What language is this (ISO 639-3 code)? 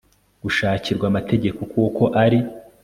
kin